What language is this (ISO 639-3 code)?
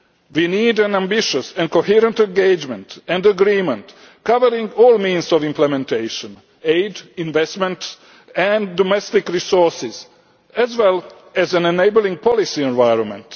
eng